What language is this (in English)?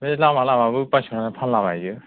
Bodo